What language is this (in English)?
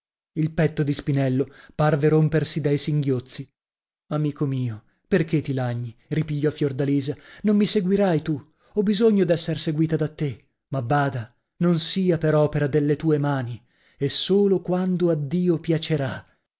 Italian